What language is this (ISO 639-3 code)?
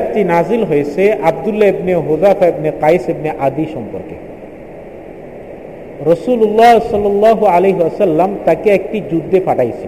ben